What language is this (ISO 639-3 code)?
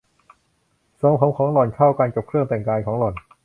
tha